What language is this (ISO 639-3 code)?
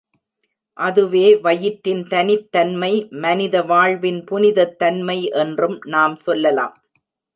tam